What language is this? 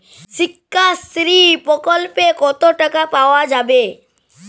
Bangla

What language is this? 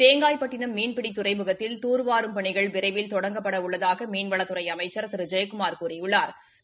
Tamil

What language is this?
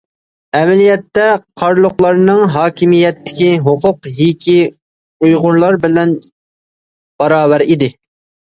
Uyghur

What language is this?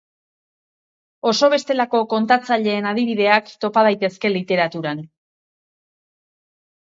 Basque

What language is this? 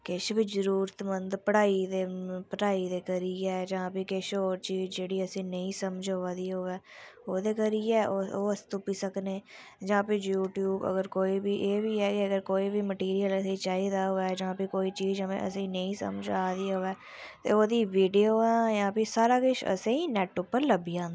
Dogri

